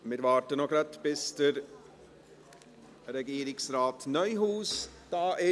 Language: Swiss German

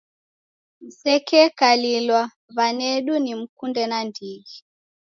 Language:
Taita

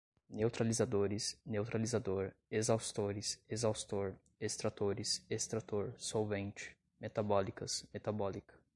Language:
Portuguese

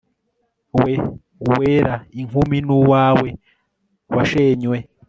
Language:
Kinyarwanda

